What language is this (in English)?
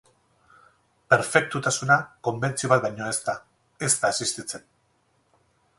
Basque